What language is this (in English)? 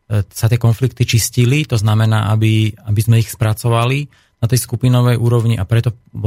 Slovak